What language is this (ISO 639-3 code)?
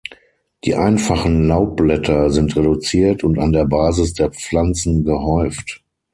deu